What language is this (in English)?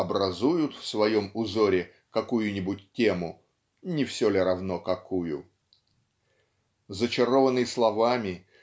Russian